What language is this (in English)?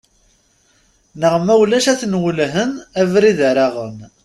Kabyle